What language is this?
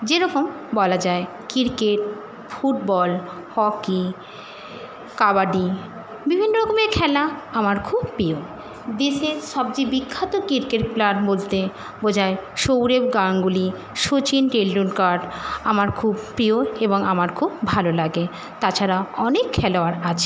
Bangla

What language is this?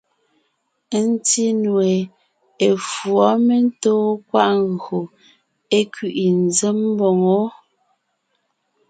Ngiemboon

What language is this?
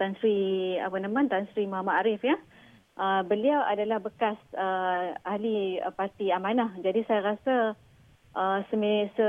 Malay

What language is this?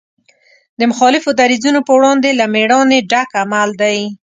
Pashto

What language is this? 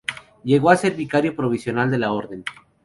Spanish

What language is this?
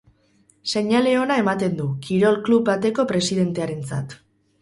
Basque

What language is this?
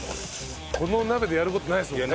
Japanese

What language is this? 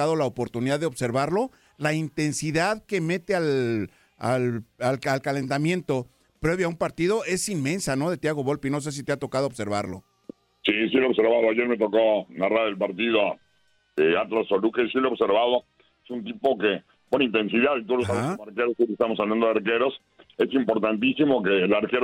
Spanish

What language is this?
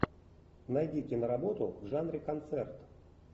Russian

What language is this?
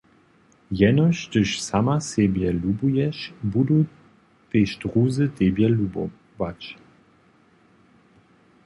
Upper Sorbian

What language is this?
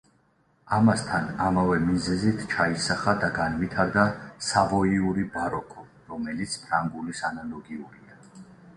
Georgian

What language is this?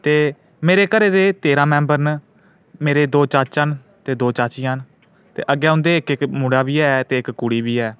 Dogri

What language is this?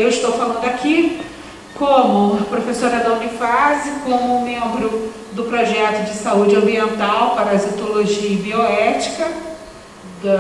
Portuguese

